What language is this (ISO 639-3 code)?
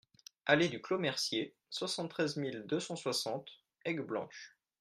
fra